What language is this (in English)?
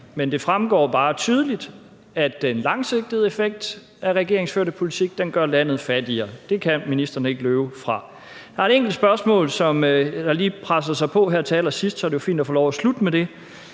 Danish